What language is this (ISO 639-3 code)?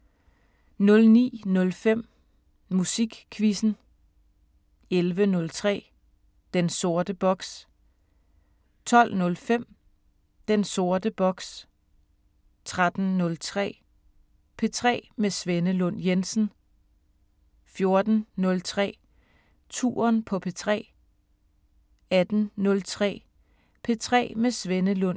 dan